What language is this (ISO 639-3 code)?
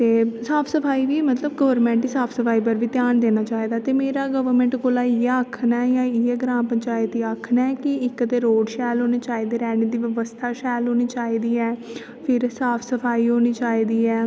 doi